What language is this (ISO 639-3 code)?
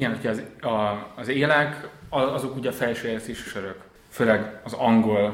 hun